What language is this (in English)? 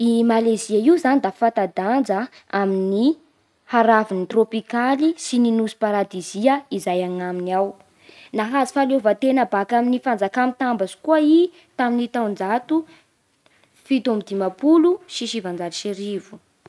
Bara Malagasy